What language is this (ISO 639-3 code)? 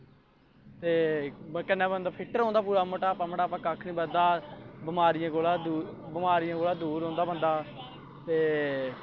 doi